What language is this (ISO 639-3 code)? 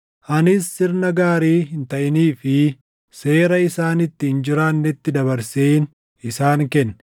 orm